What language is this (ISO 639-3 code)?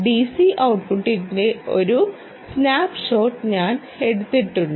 mal